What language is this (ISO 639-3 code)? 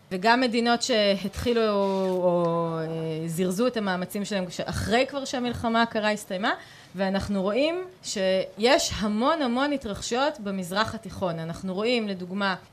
heb